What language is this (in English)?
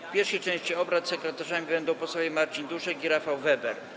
Polish